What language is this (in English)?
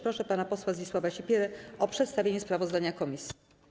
Polish